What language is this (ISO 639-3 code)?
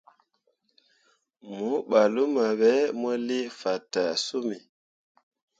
mua